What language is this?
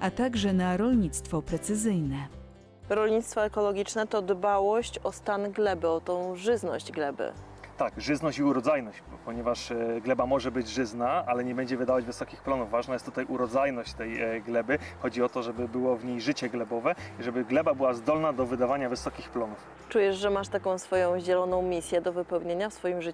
Polish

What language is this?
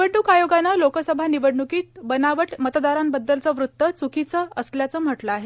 Marathi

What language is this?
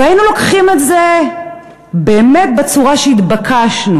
Hebrew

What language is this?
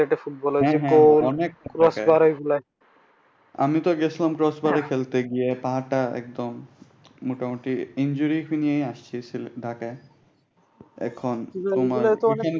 Bangla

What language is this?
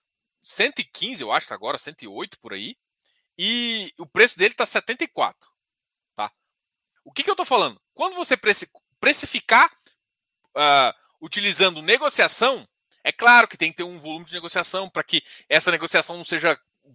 Portuguese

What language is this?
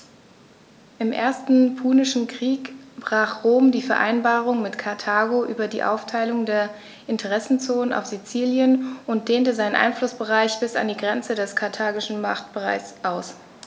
German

